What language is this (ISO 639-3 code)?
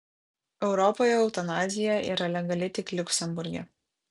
lit